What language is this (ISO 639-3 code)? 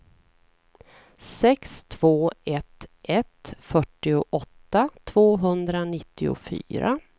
swe